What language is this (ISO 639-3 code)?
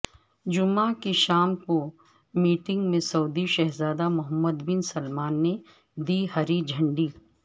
urd